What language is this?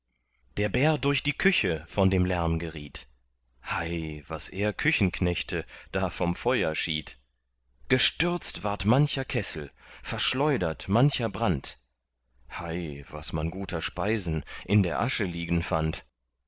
German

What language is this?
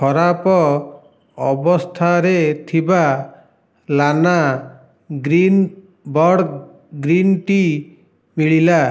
Odia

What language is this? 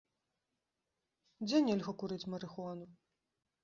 Belarusian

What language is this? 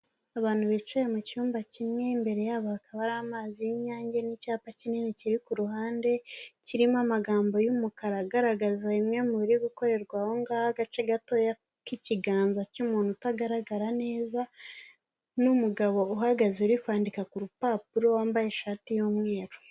Kinyarwanda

